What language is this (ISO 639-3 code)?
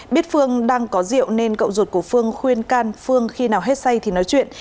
vie